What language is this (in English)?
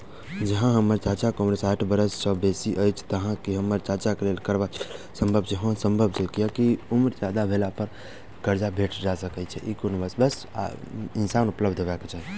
Maithili